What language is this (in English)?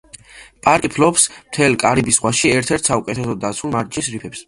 Georgian